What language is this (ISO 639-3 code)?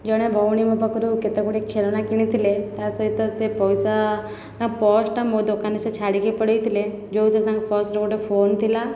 ori